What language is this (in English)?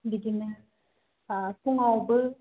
Bodo